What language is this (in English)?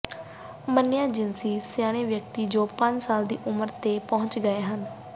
Punjabi